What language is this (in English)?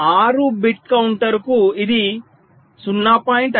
Telugu